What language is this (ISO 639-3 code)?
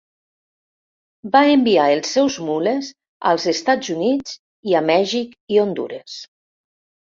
cat